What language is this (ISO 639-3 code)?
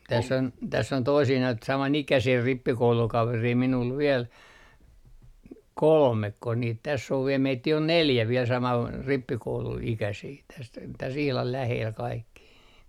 fin